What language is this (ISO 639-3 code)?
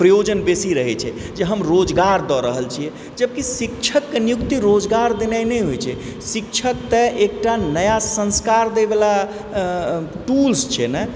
mai